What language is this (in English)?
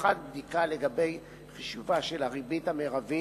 Hebrew